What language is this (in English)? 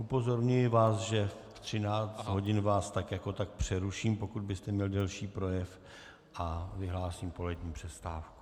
Czech